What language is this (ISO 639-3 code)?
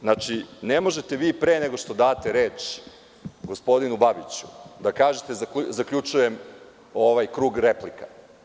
srp